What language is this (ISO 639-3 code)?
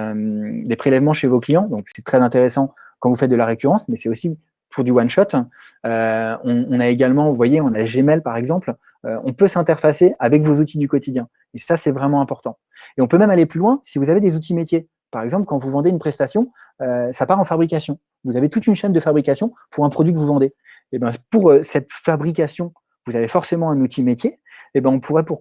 fra